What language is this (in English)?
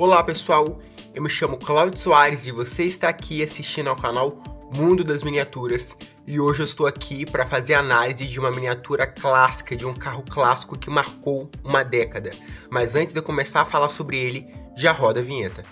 Portuguese